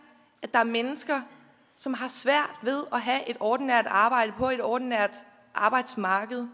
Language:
Danish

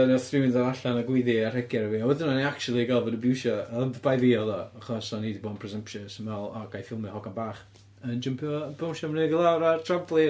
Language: Welsh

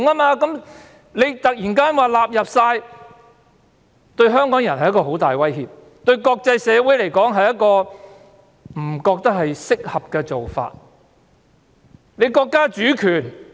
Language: Cantonese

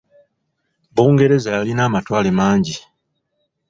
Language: Ganda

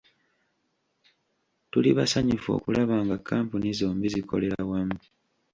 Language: Ganda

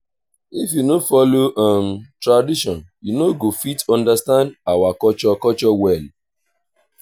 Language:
Nigerian Pidgin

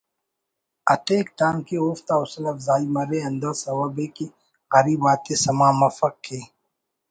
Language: Brahui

